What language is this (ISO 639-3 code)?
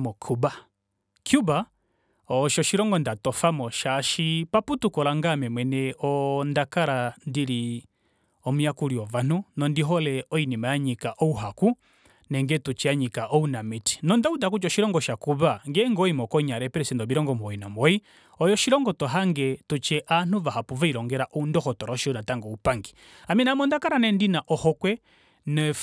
kua